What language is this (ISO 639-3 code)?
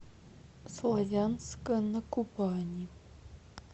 rus